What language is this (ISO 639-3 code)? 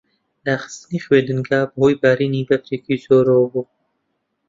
ckb